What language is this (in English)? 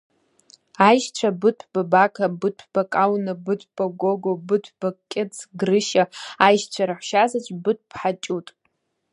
Abkhazian